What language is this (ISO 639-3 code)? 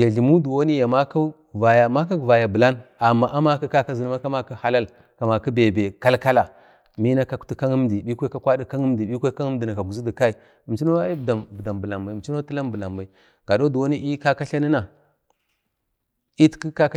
bde